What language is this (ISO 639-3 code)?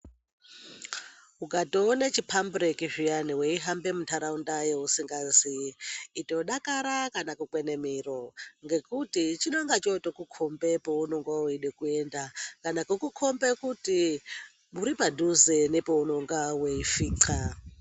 ndc